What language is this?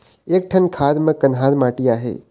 Chhattisgarhi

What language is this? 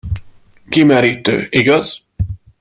Hungarian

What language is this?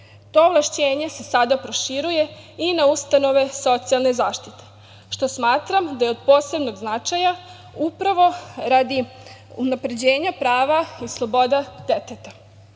Serbian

